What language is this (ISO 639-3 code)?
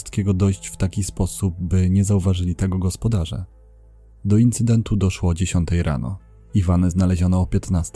pol